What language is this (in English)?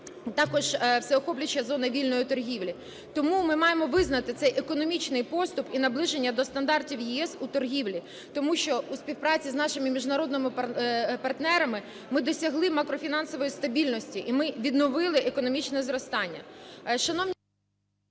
Ukrainian